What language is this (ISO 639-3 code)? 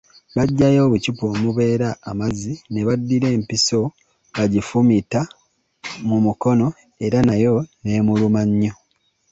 lug